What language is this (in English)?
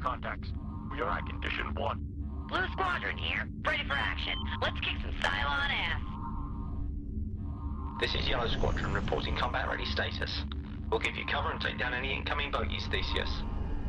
English